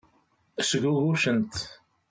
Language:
Kabyle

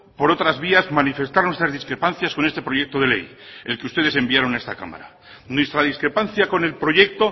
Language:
Spanish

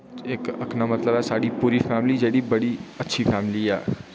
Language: Dogri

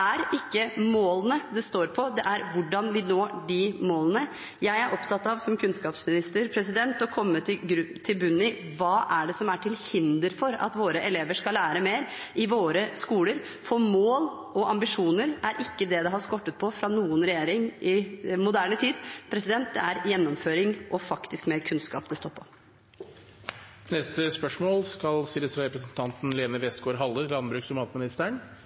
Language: Norwegian Bokmål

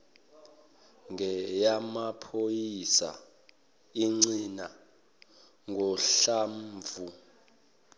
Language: Zulu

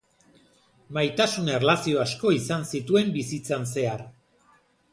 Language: Basque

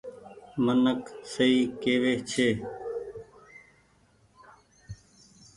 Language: Goaria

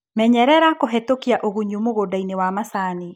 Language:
Kikuyu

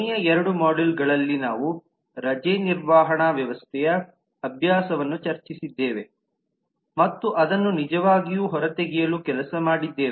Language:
Kannada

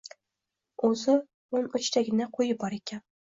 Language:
Uzbek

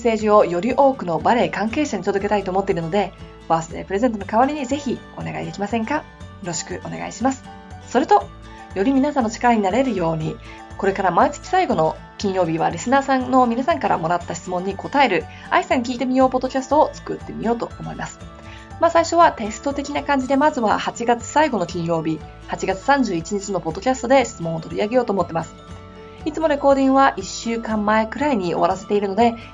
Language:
Japanese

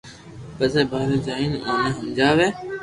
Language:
Loarki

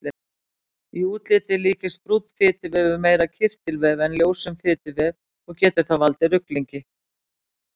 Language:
Icelandic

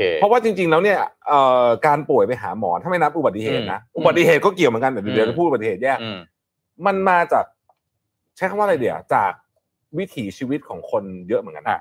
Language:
Thai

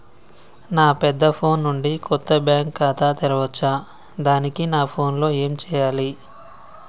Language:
Telugu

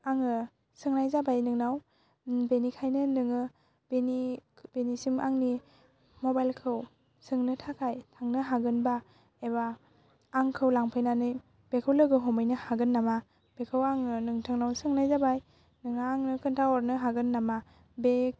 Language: Bodo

